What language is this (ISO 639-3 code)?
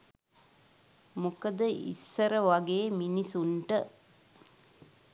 sin